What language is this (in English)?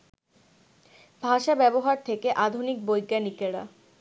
Bangla